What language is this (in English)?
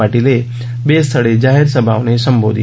Gujarati